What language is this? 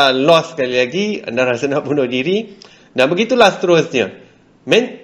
Malay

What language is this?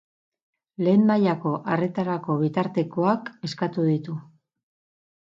Basque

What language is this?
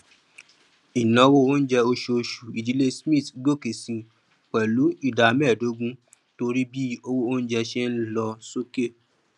Yoruba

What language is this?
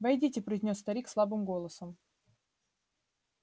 Russian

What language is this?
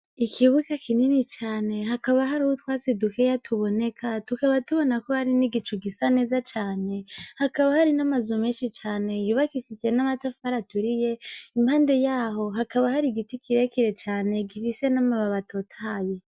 Rundi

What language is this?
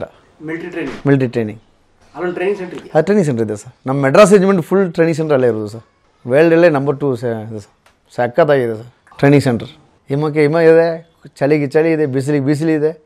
Kannada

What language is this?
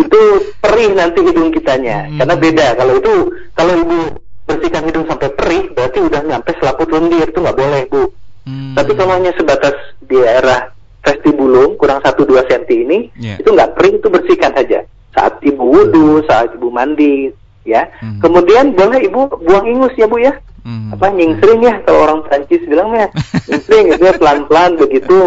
Indonesian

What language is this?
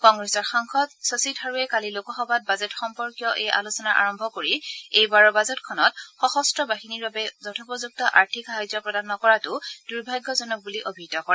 Assamese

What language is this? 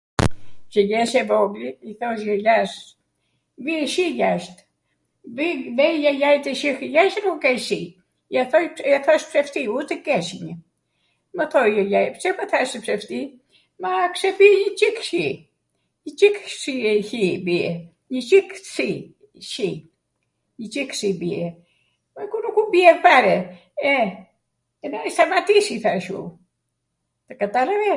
Arvanitika Albanian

